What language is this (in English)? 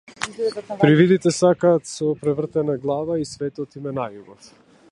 Macedonian